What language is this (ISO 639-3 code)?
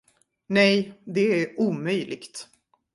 swe